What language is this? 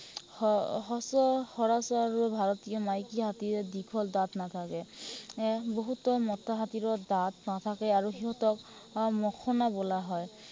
Assamese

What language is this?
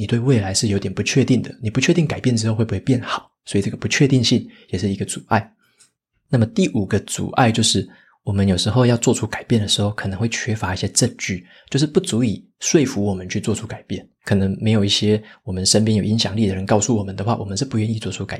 Chinese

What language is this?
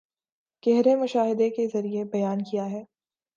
Urdu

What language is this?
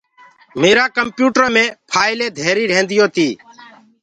Gurgula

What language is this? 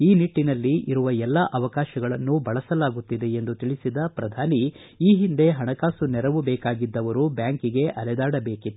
Kannada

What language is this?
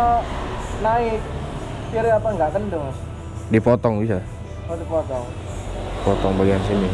Indonesian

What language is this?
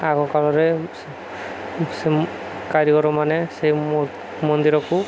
Odia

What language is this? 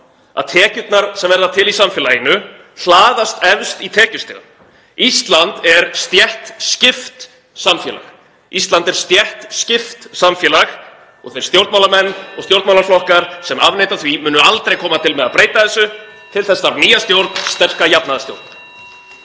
Icelandic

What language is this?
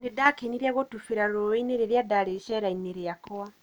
Kikuyu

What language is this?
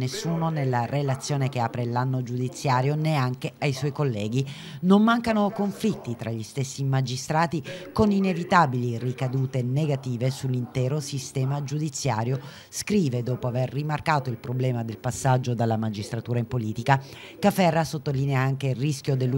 Italian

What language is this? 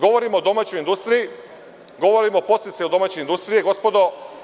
Serbian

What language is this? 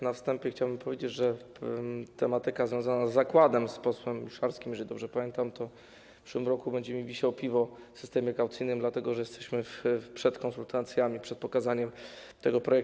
Polish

